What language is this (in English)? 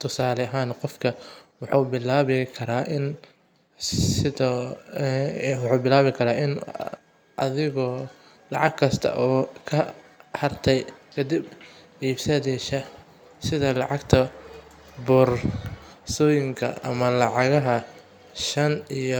Somali